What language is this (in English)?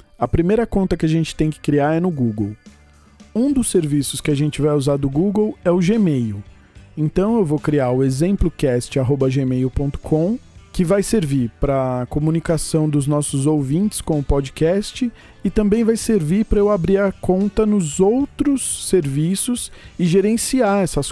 Portuguese